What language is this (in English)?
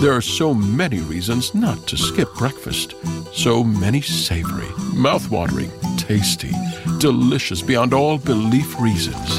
Spanish